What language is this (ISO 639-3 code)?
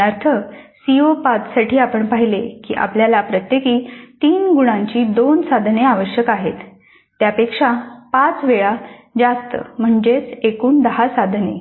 mar